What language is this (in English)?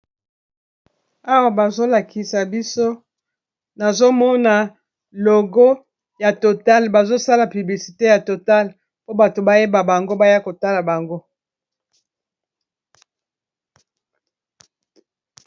Lingala